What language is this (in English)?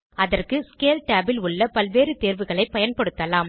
Tamil